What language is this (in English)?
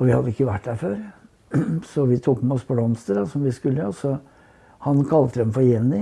Norwegian